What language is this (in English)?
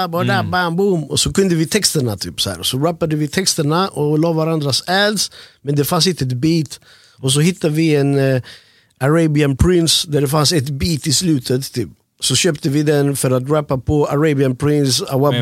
Swedish